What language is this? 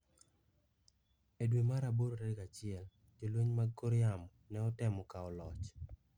Luo (Kenya and Tanzania)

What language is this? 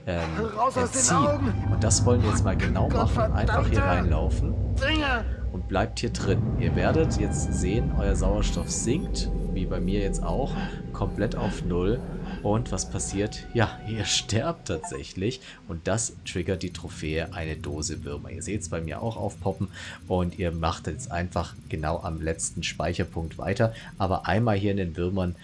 German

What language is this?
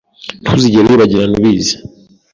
Kinyarwanda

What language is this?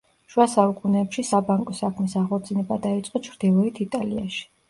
Georgian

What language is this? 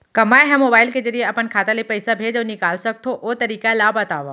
Chhattisgarhi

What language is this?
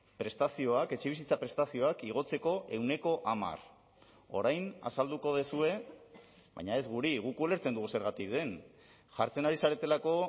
Basque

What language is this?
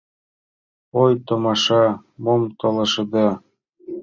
Mari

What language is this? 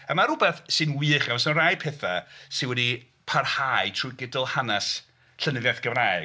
Welsh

